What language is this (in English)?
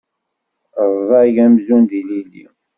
Kabyle